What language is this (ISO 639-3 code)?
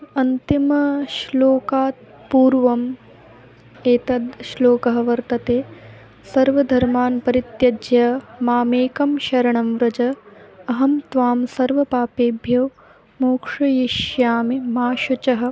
san